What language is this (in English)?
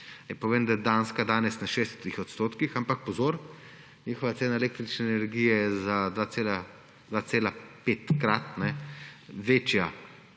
Slovenian